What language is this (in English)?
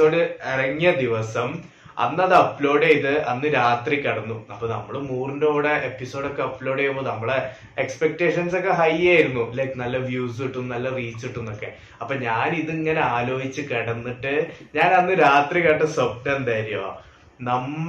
Malayalam